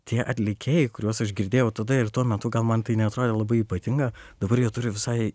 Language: Lithuanian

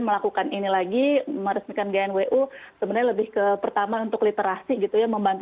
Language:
Indonesian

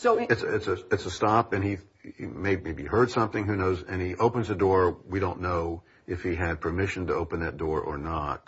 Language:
English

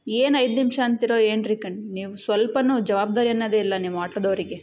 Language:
Kannada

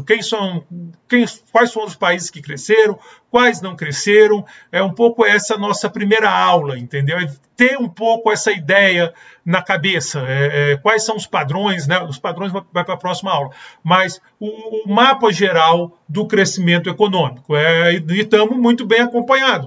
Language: Portuguese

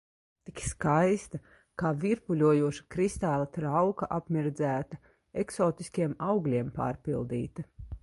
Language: Latvian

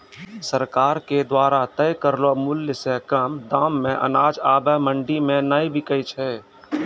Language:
Maithili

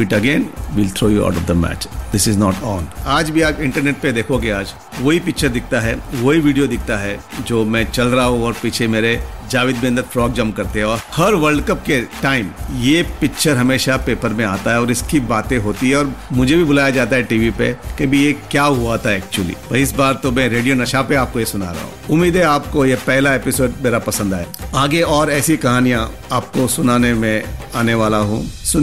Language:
Hindi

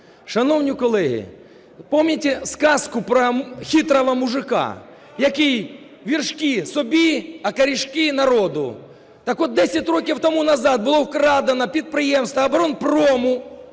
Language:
Ukrainian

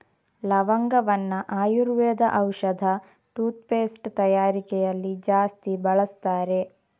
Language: Kannada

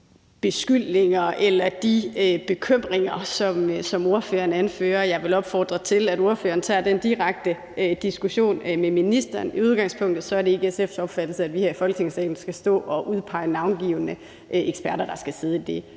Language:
Danish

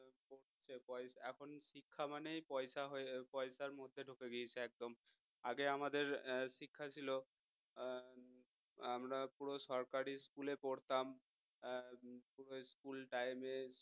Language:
Bangla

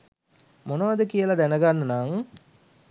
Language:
Sinhala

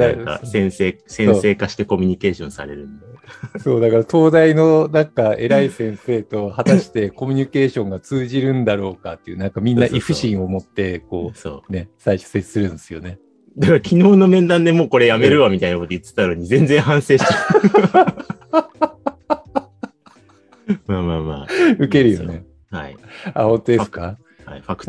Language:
Japanese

